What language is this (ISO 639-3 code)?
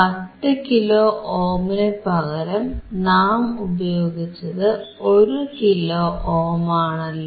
mal